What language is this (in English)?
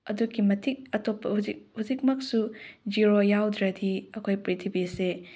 Manipuri